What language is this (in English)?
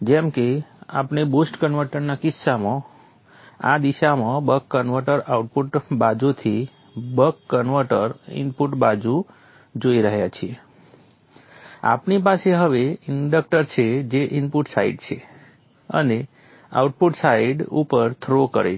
Gujarati